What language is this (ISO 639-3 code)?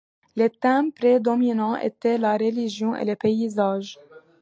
fra